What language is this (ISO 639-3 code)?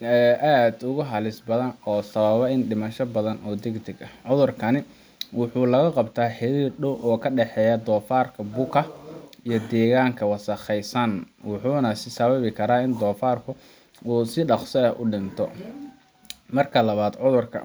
som